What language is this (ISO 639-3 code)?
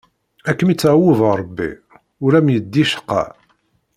kab